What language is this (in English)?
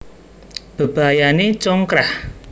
Javanese